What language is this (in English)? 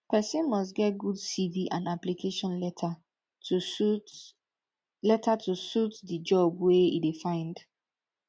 Nigerian Pidgin